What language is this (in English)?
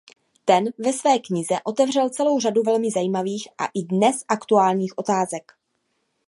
Czech